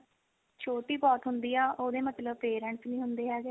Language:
Punjabi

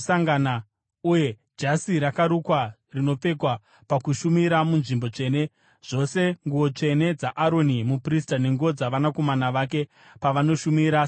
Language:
Shona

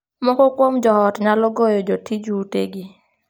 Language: Luo (Kenya and Tanzania)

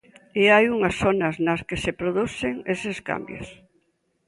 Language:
Galician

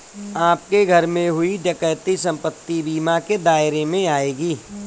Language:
Hindi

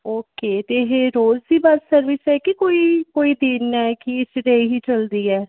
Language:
Punjabi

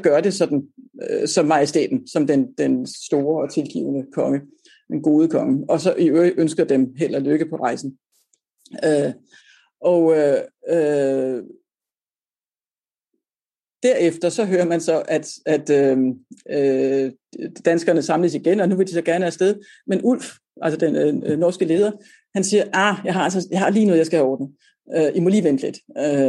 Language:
Danish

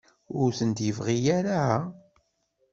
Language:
Kabyle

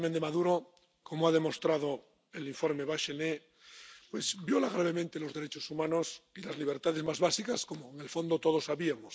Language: Spanish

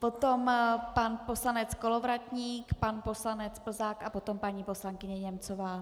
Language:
Czech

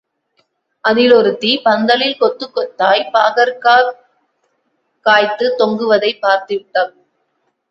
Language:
Tamil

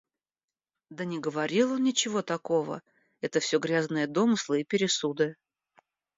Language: Russian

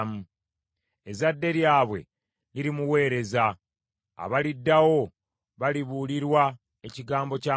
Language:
Ganda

